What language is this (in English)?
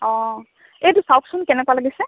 Assamese